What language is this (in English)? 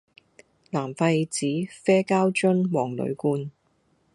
Cantonese